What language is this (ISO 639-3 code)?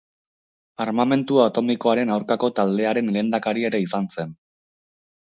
eus